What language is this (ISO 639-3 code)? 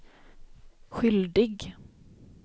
swe